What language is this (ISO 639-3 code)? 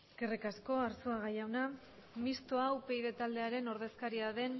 eus